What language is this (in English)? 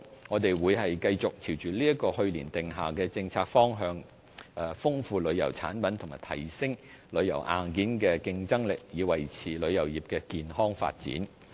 Cantonese